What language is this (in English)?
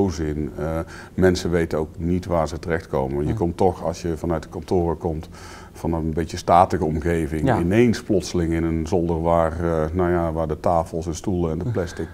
Dutch